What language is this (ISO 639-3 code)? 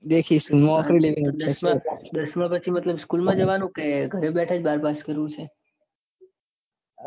guj